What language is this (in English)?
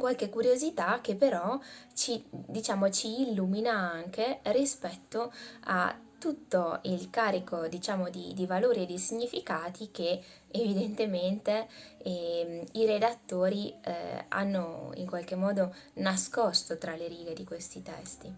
Italian